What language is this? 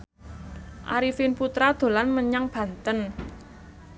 Javanese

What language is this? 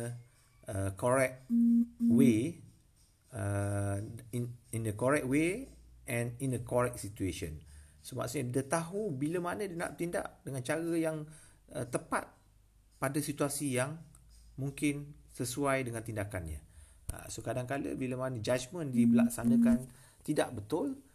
Malay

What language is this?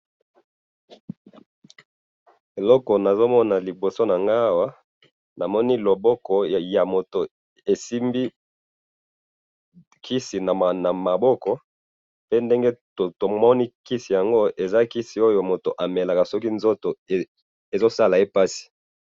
Lingala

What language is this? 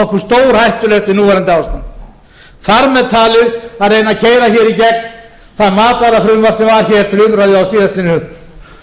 Icelandic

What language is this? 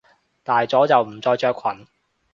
Cantonese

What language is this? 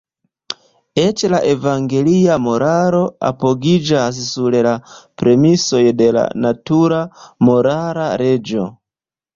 Esperanto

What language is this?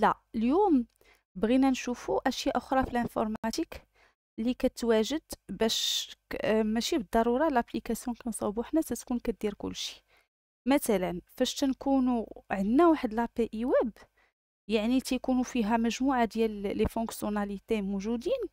Arabic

